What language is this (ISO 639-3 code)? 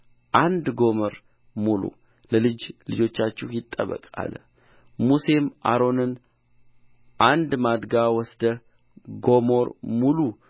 amh